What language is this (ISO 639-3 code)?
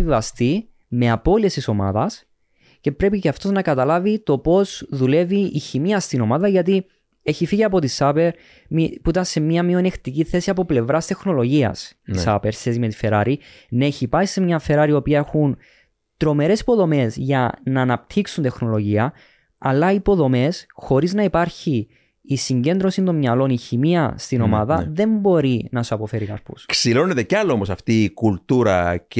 ell